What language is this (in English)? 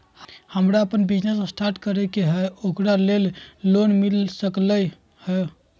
Magahi